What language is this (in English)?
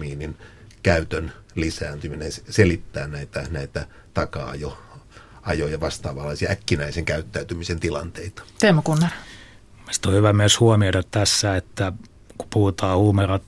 Finnish